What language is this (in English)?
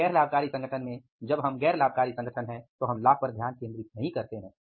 Hindi